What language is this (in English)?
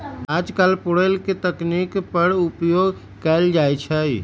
Magahi